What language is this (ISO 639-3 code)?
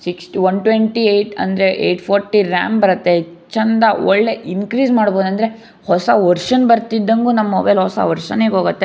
kan